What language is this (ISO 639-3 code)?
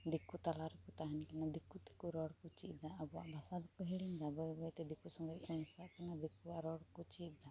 sat